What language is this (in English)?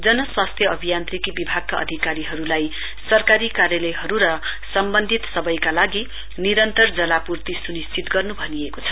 Nepali